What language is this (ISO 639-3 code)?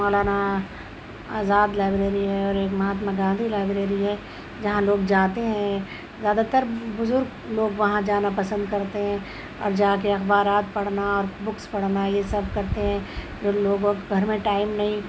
urd